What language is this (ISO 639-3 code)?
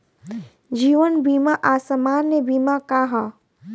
bho